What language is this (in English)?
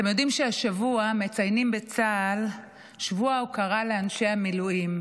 Hebrew